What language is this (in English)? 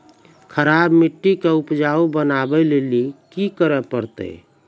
Maithili